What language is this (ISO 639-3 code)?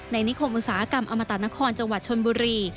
tha